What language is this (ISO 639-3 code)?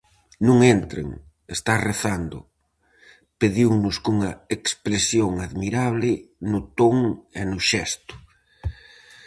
glg